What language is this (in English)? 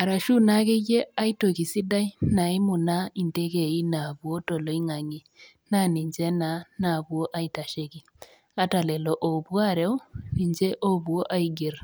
Masai